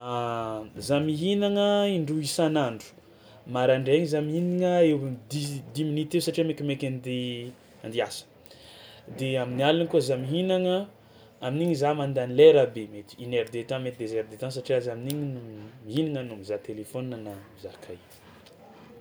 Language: Tsimihety Malagasy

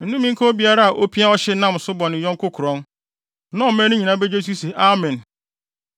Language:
Akan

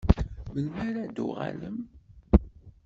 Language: Kabyle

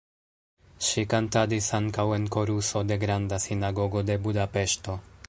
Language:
Esperanto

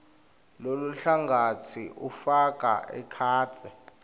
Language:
Swati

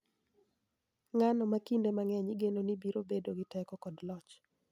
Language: Luo (Kenya and Tanzania)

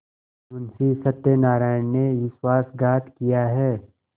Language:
Hindi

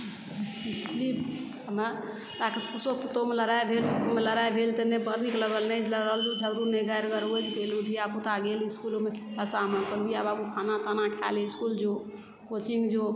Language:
Maithili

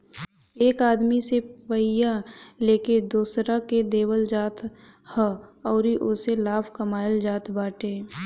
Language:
Bhojpuri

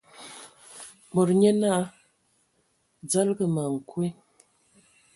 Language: Ewondo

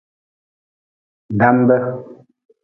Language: Nawdm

